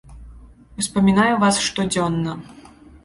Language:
Belarusian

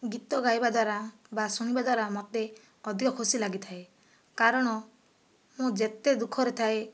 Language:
Odia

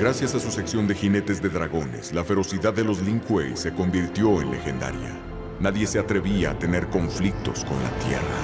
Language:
Spanish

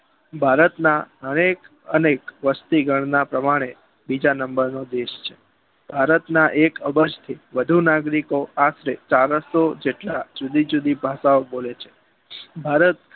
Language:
Gujarati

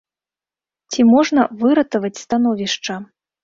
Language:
Belarusian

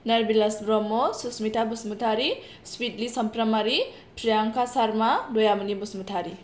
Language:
Bodo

